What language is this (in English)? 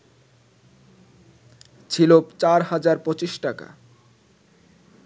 Bangla